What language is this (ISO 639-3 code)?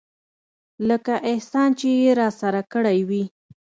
pus